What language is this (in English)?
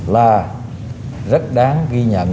Vietnamese